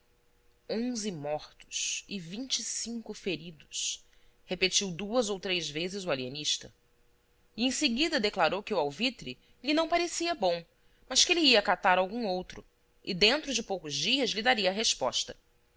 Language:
Portuguese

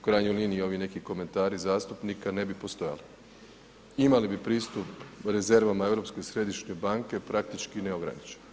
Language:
Croatian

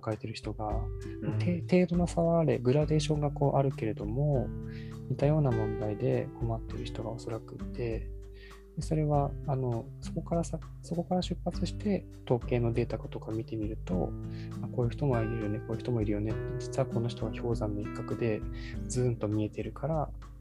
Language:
Japanese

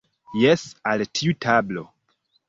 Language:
Esperanto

